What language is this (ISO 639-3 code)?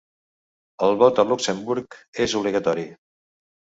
cat